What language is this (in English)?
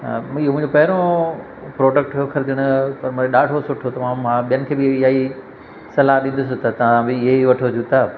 Sindhi